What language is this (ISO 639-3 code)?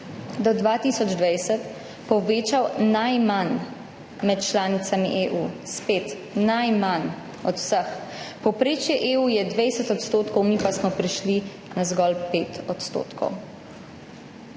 slv